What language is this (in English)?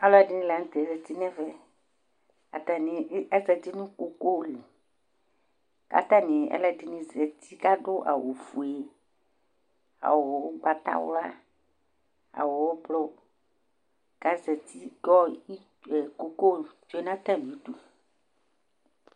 Ikposo